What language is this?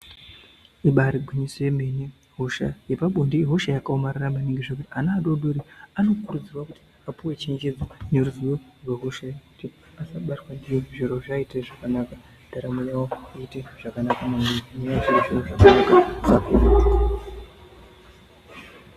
Ndau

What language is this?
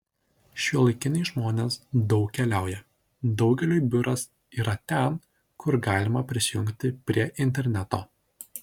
Lithuanian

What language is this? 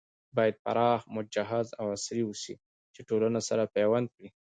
Pashto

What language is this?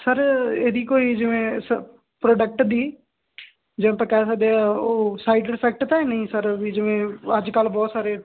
Punjabi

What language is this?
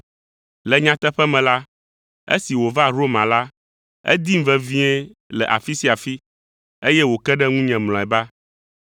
Ewe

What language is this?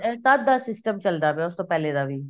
Punjabi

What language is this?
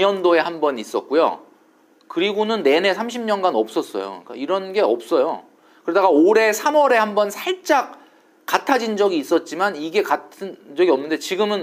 Korean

